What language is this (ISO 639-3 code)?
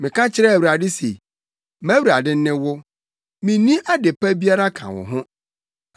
aka